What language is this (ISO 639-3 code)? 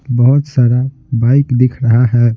hin